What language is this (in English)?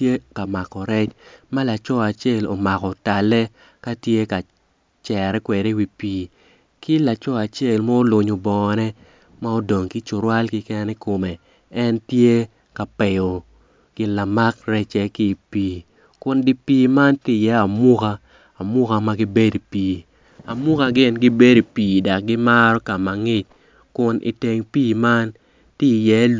Acoli